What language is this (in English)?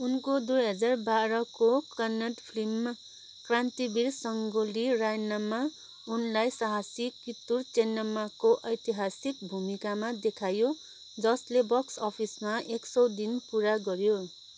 Nepali